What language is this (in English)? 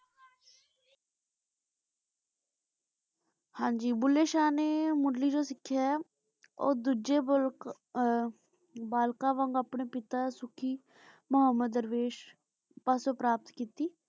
Punjabi